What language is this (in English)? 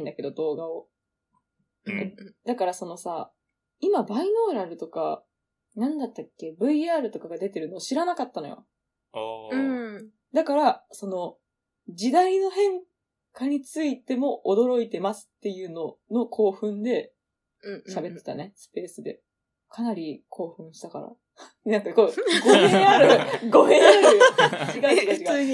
Japanese